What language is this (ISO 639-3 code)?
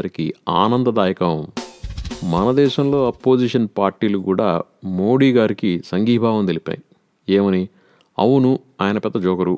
tel